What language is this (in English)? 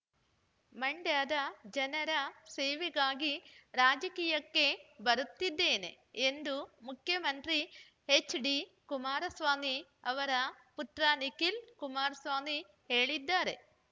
Kannada